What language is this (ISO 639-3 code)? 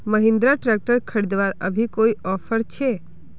mag